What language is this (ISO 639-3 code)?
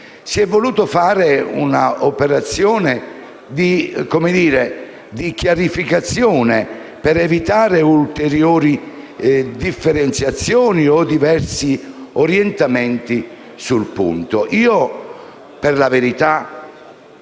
ita